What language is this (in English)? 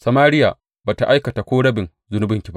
Hausa